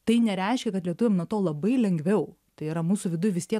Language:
Lithuanian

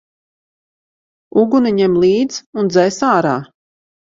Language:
Latvian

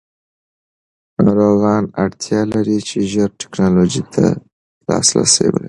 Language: Pashto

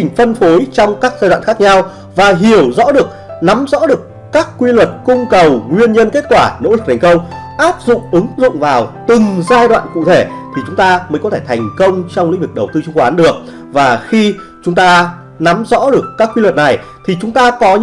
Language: Vietnamese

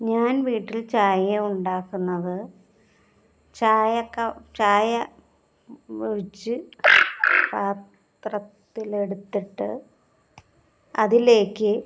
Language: Malayalam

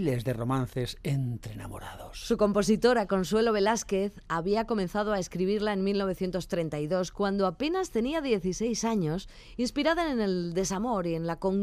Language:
Spanish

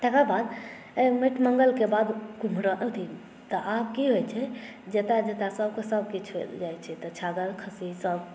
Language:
Maithili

